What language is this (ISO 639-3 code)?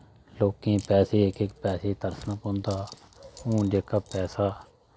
doi